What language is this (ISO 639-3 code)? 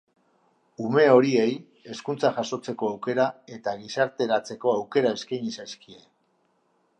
eus